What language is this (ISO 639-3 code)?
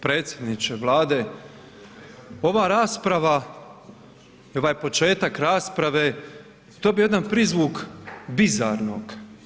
hrv